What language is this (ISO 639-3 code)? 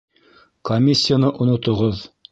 bak